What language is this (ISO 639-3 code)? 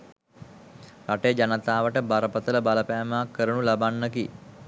sin